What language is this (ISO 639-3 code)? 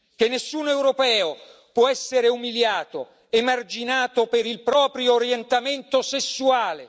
ita